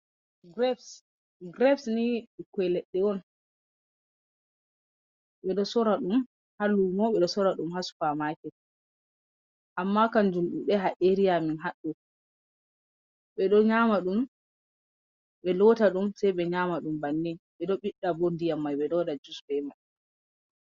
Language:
Fula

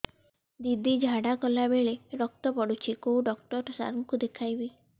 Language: Odia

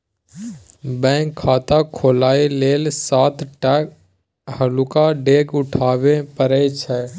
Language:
Maithili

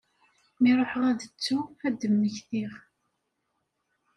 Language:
Kabyle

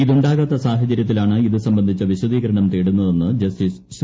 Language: Malayalam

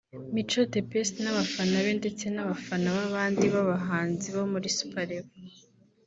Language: Kinyarwanda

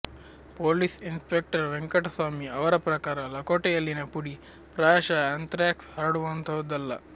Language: Kannada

